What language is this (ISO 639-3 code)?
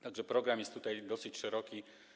pol